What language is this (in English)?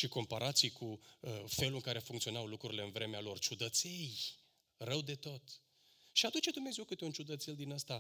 Romanian